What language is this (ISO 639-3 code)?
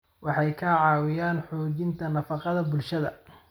som